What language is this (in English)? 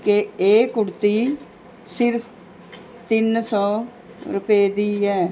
Punjabi